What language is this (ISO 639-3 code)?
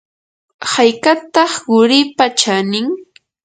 qur